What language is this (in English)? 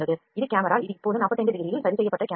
Tamil